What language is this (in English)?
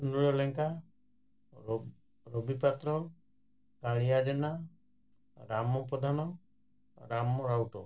Odia